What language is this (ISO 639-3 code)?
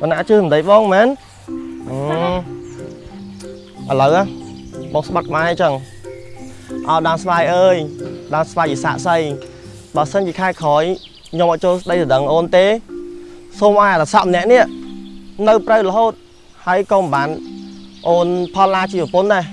vie